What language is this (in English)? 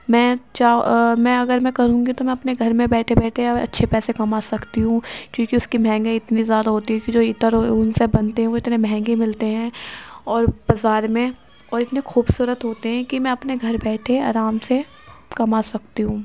Urdu